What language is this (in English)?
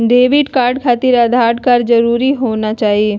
Magahi